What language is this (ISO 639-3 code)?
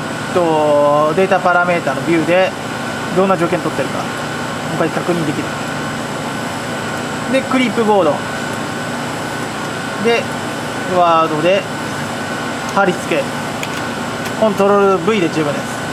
jpn